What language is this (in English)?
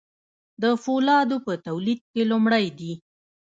Pashto